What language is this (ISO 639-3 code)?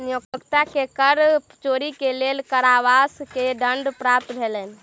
mai